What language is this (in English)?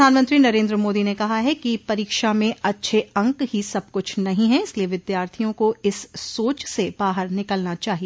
Hindi